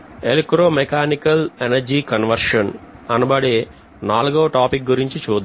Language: Telugu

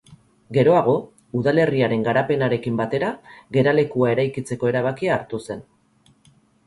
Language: Basque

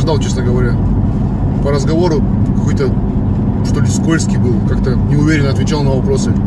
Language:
Russian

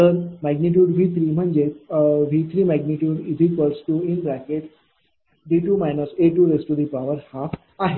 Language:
Marathi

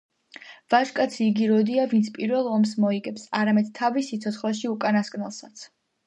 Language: Georgian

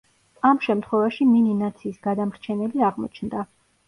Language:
Georgian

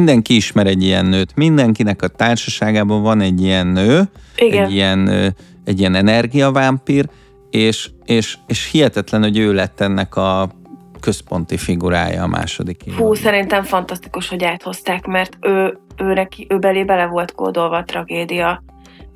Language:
Hungarian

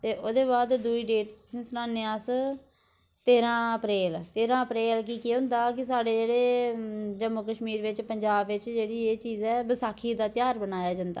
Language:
Dogri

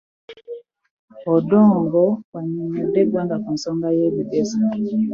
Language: Ganda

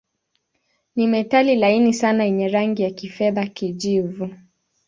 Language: Swahili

